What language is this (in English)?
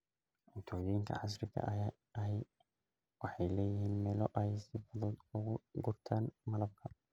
Somali